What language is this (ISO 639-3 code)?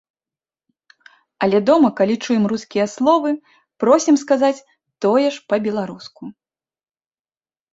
bel